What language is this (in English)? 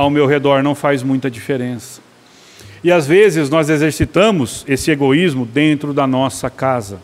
Portuguese